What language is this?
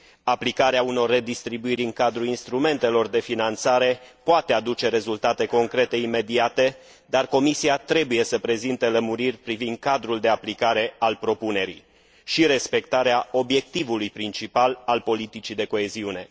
Romanian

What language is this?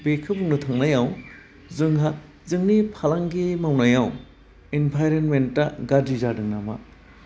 Bodo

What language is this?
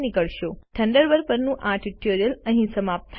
Gujarati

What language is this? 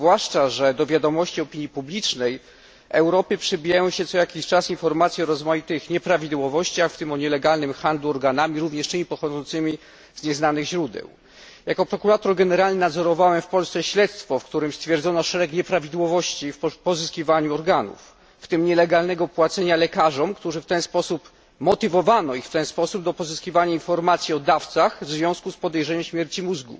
Polish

